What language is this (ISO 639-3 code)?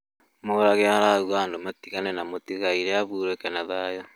kik